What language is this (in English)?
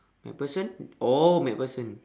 English